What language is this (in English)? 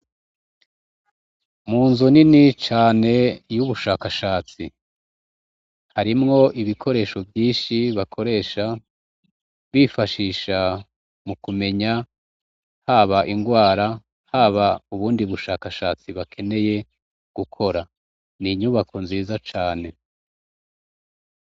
Rundi